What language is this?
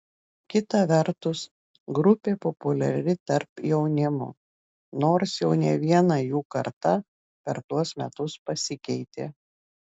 Lithuanian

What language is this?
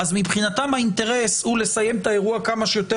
Hebrew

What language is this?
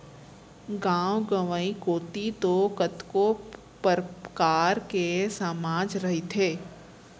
Chhattisgarhi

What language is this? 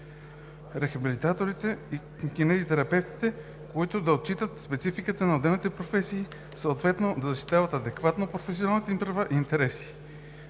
Bulgarian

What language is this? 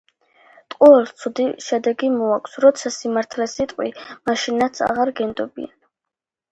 Georgian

